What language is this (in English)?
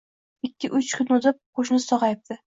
Uzbek